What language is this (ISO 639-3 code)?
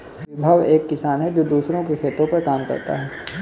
hin